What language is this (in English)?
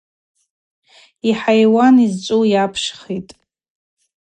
Abaza